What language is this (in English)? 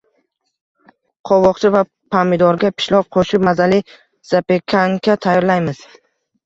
Uzbek